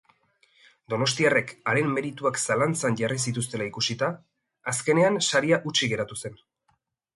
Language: Basque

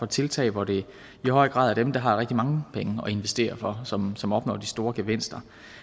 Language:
Danish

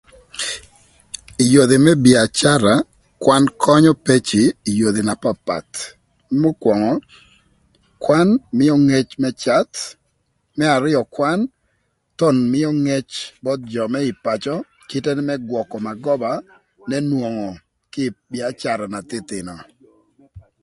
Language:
Thur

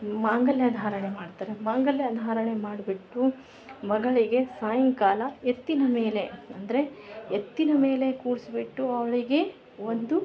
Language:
Kannada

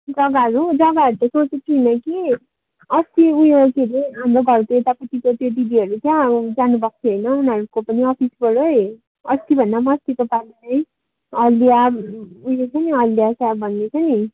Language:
Nepali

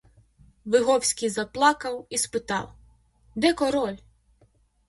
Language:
Ukrainian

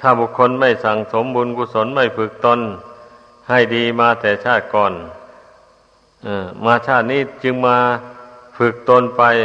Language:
Thai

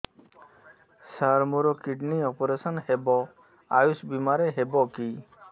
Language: Odia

